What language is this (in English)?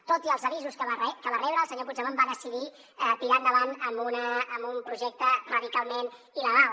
Catalan